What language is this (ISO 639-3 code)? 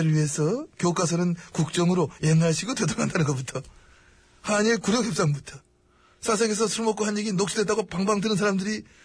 kor